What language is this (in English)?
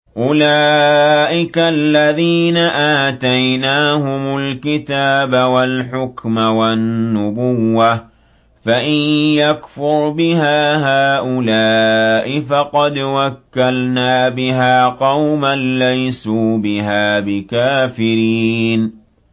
Arabic